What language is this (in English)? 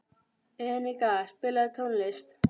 Icelandic